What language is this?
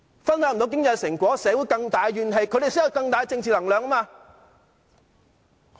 Cantonese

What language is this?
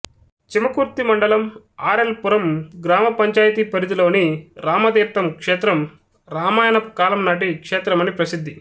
Telugu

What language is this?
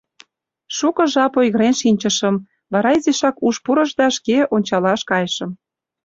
Mari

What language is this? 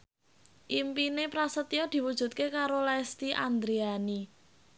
Javanese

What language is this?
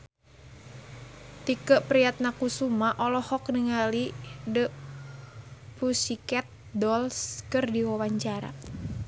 Sundanese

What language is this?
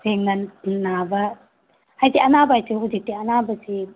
Manipuri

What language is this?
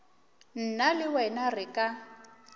Northern Sotho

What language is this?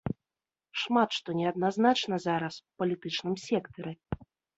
Belarusian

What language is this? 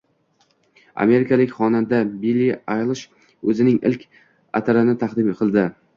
Uzbek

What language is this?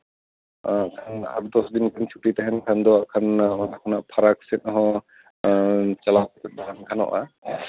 Santali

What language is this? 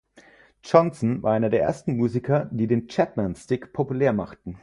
German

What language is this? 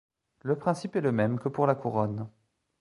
French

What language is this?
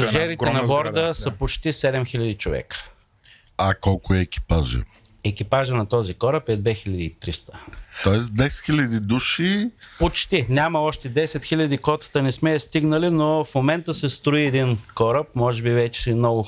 Bulgarian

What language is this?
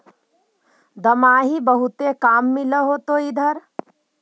Magahi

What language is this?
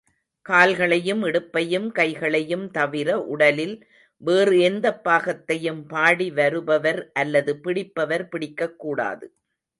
Tamil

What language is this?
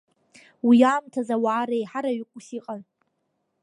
Abkhazian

